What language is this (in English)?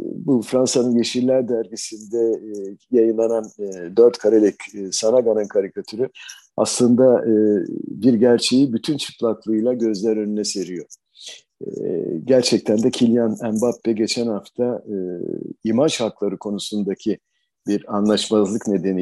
Turkish